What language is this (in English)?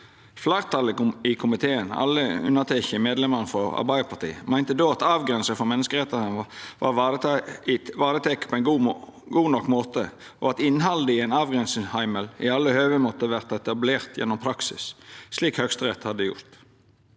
Norwegian